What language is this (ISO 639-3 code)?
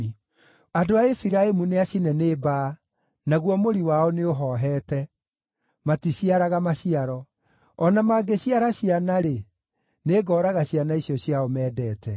kik